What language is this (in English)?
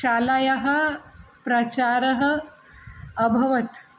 Sanskrit